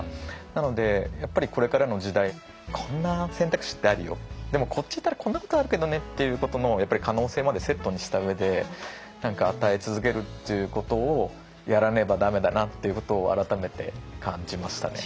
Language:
Japanese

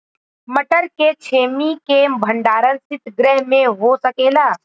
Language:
Bhojpuri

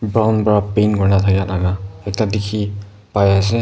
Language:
Naga Pidgin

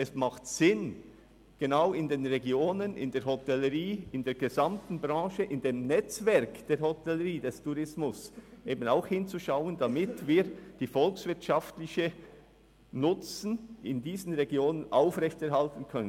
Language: Swiss German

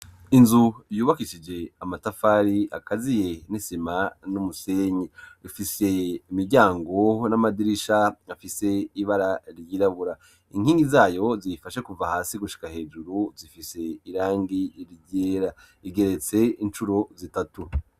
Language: Rundi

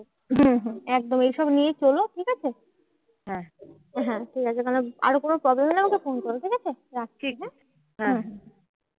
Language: Bangla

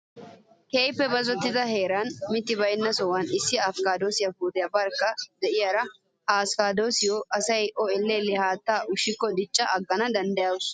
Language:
Wolaytta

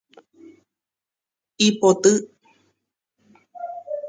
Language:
Guarani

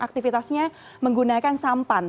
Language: Indonesian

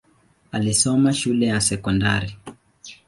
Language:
Swahili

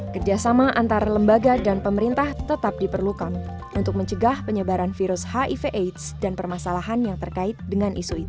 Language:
Indonesian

